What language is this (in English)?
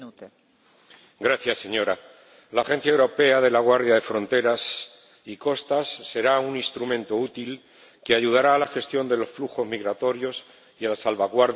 Spanish